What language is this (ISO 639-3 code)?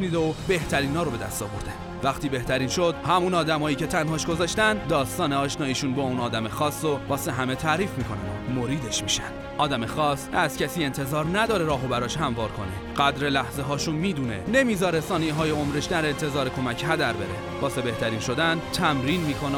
fas